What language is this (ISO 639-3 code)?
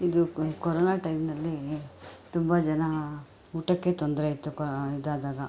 kan